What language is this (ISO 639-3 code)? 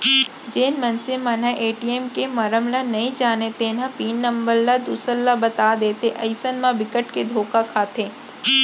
hne